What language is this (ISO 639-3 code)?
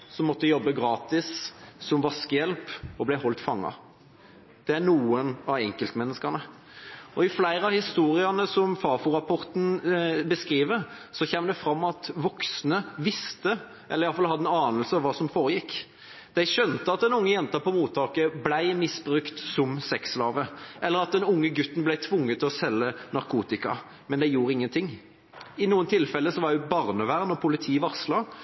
nob